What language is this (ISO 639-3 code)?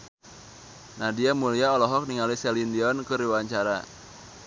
sun